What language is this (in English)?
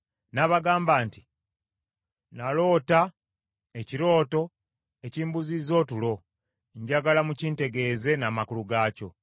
Ganda